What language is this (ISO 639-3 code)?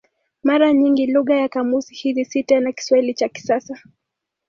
swa